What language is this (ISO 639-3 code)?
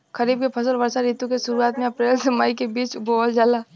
bho